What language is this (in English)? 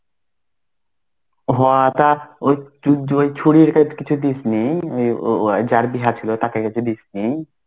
Bangla